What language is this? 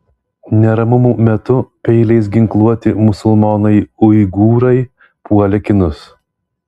Lithuanian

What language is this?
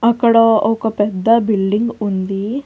Telugu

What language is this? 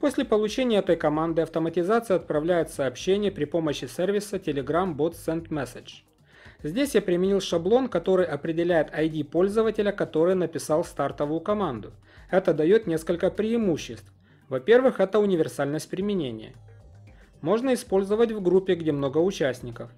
Russian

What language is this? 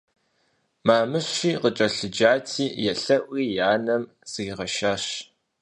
Kabardian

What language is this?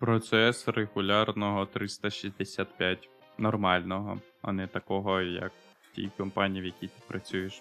Ukrainian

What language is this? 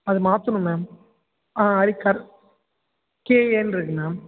Tamil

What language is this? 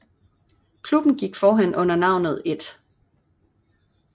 Danish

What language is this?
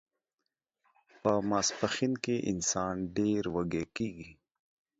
Pashto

